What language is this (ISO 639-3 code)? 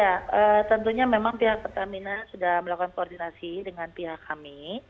ind